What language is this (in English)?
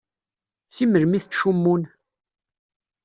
Kabyle